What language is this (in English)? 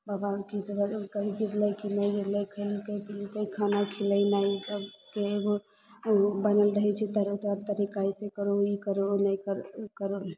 Maithili